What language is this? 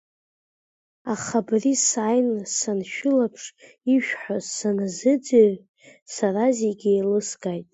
Abkhazian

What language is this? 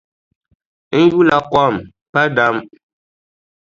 Dagbani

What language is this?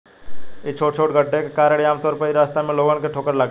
Bhojpuri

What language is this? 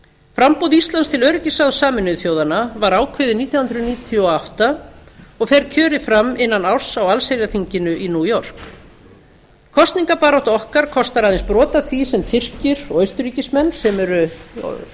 Icelandic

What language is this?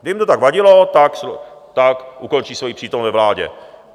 Czech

